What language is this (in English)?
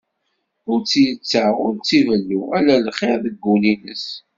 Kabyle